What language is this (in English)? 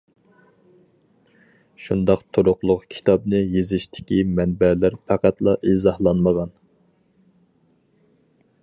Uyghur